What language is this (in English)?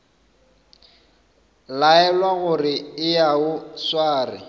Northern Sotho